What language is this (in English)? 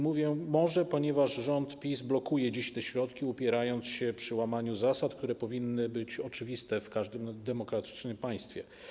Polish